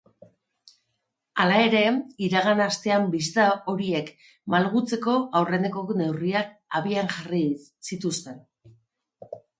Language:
Basque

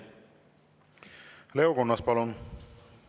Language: Estonian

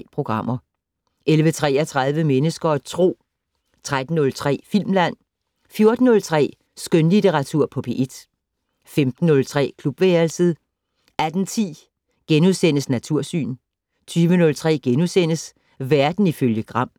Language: Danish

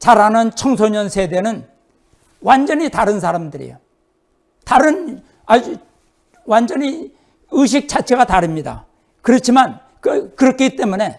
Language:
Korean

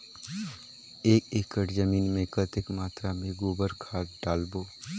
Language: Chhattisgarhi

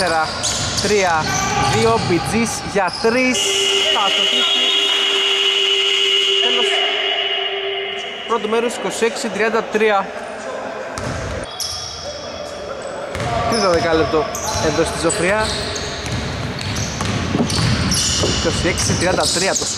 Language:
Greek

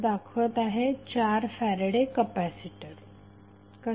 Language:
Marathi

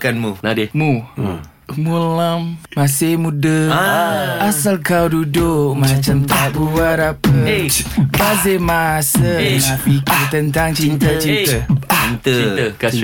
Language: Malay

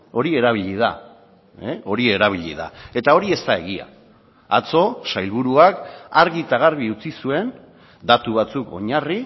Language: Basque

